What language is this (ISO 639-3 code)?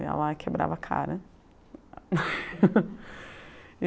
por